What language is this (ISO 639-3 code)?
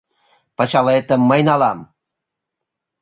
chm